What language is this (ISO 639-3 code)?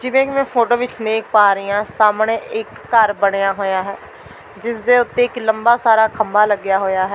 pan